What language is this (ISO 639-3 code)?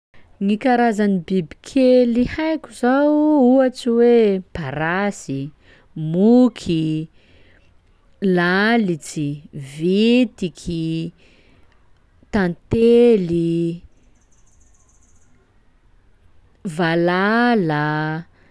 skg